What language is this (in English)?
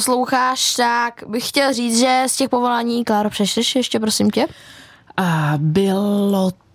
Czech